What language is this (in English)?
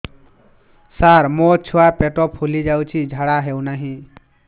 Odia